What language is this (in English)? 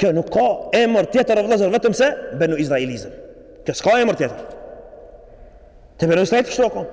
Arabic